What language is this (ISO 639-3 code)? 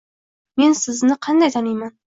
uzb